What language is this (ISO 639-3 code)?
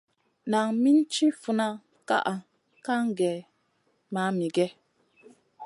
mcn